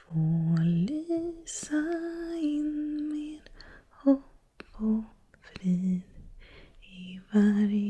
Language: Swedish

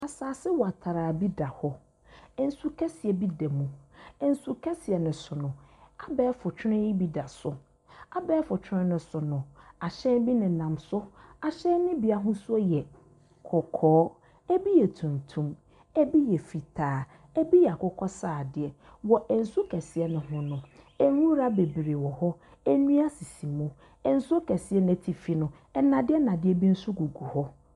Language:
Akan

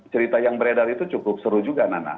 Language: Indonesian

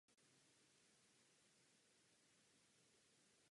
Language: Czech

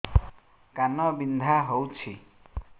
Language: Odia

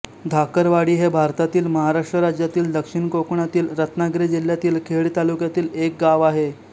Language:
Marathi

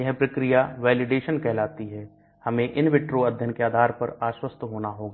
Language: Hindi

